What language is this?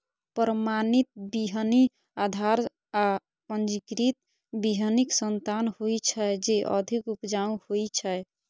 Maithili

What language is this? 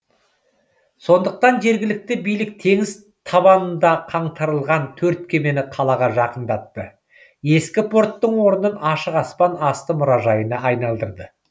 Kazakh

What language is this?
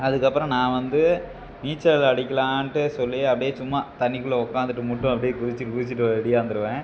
Tamil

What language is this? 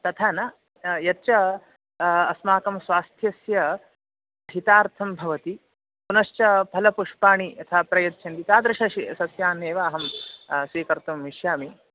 Sanskrit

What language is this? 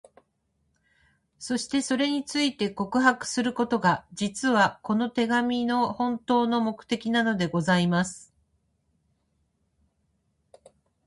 Japanese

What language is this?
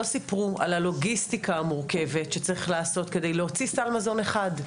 Hebrew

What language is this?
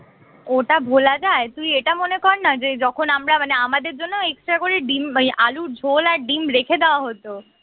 Bangla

